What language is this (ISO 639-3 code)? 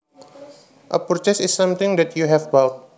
jav